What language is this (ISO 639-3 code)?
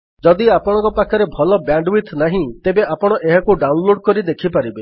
ori